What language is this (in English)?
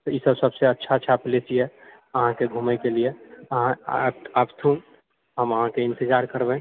Maithili